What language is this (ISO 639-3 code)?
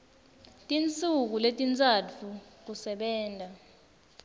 ssw